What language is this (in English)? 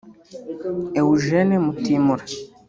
Kinyarwanda